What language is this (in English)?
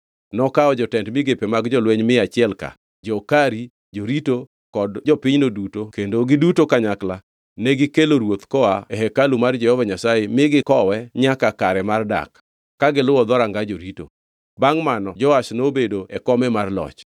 Luo (Kenya and Tanzania)